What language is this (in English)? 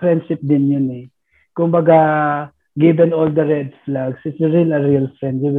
Filipino